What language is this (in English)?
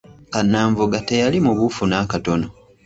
Ganda